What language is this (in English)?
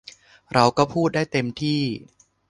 Thai